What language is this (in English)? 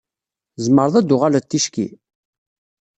Kabyle